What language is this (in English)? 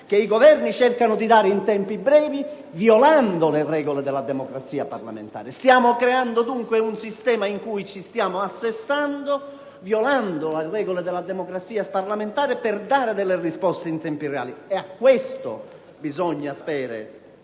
Italian